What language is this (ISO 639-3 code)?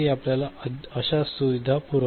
mar